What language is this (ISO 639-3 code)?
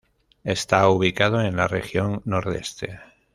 spa